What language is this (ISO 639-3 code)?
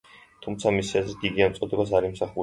kat